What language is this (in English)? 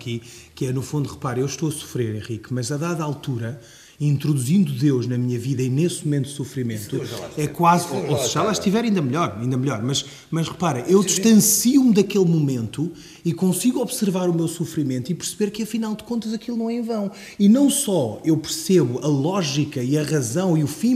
Portuguese